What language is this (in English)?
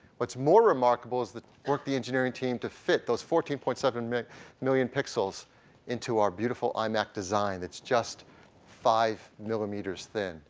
English